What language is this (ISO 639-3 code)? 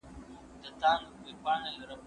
pus